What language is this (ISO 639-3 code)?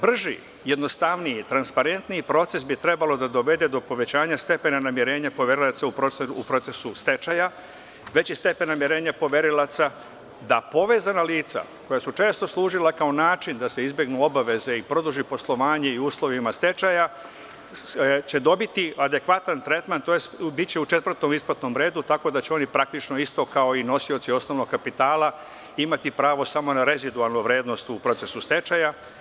srp